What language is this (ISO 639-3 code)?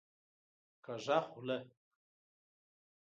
pus